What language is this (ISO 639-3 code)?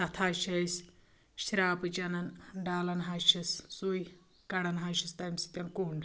kas